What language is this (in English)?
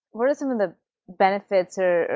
English